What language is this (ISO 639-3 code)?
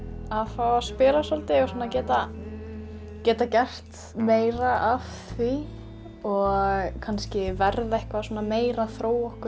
isl